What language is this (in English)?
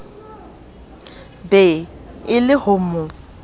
Southern Sotho